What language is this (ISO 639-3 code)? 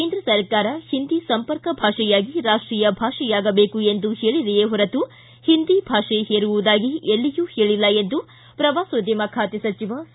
kan